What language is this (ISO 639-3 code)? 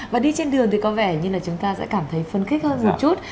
vie